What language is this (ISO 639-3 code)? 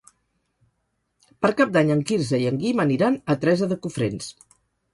cat